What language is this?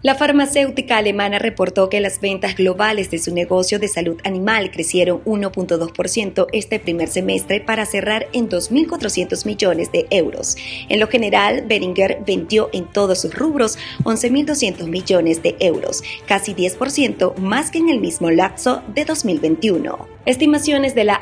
Spanish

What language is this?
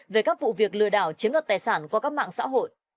Vietnamese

